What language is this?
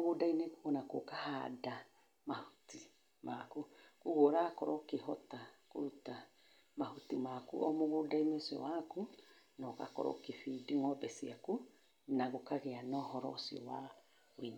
Kikuyu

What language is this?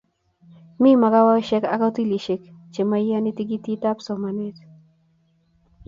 Kalenjin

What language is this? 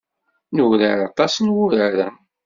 Kabyle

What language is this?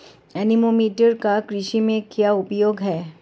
Hindi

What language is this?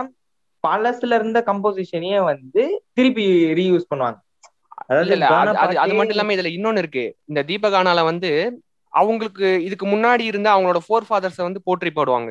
Tamil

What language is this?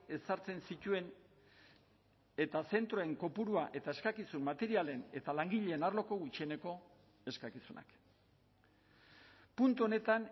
Basque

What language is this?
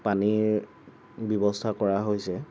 Assamese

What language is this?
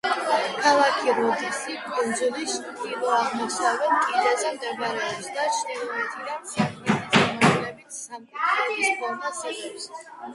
Georgian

